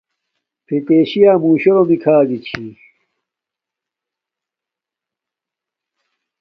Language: Domaaki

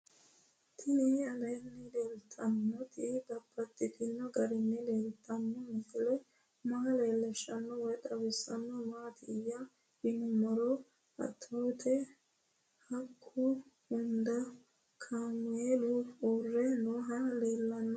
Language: Sidamo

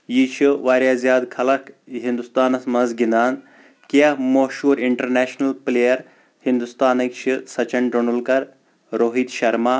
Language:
Kashmiri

